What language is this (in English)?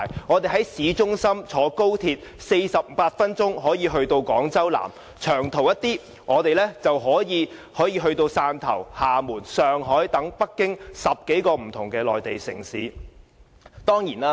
Cantonese